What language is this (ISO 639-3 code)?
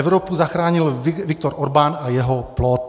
ces